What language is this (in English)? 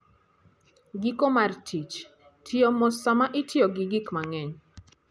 Luo (Kenya and Tanzania)